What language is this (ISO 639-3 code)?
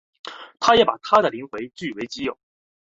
zho